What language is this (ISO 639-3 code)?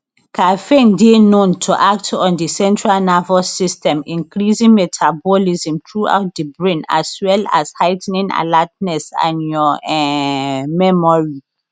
pcm